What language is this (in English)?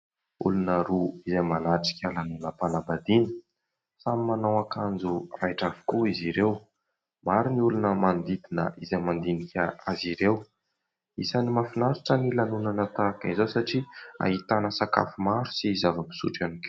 Malagasy